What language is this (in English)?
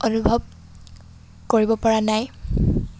Assamese